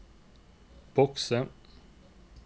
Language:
Norwegian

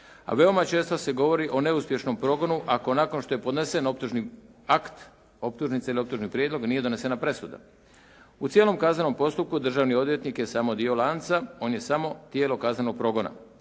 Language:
Croatian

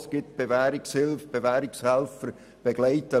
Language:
Swiss German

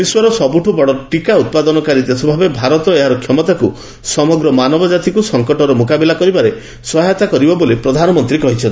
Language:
Odia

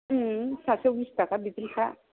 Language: Bodo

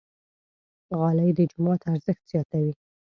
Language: Pashto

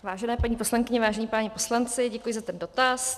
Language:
Czech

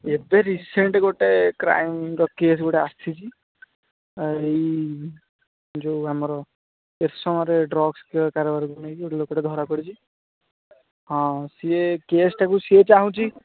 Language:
Odia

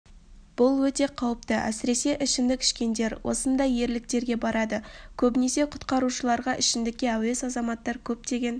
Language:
Kazakh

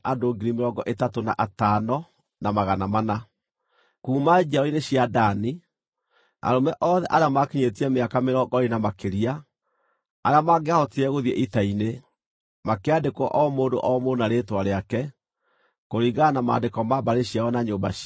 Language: Kikuyu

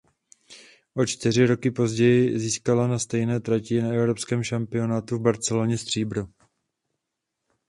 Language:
Czech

